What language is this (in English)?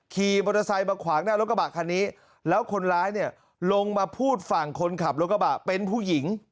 Thai